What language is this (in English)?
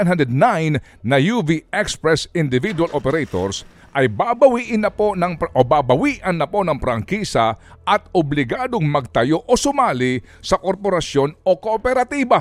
Filipino